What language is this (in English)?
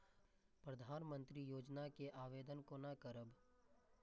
Maithili